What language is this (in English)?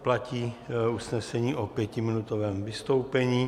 Czech